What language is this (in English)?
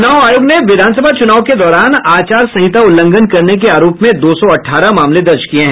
Hindi